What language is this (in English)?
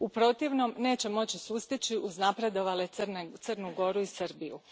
Croatian